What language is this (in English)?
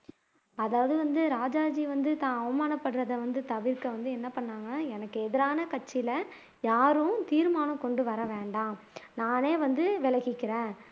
Tamil